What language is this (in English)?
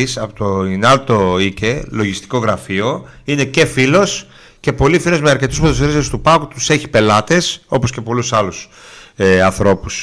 Greek